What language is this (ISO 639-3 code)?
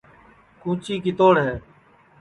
ssi